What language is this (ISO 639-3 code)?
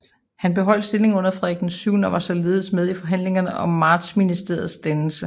dan